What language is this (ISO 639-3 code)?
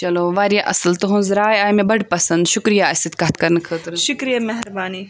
kas